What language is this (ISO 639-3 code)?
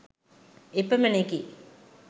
sin